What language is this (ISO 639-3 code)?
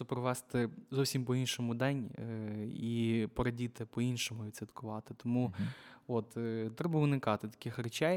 ukr